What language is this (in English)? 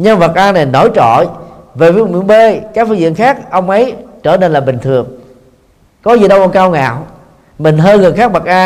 Vietnamese